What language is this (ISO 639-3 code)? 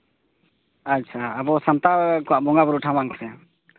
sat